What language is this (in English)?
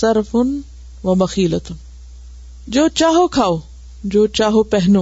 Urdu